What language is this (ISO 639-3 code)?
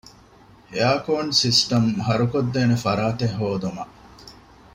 div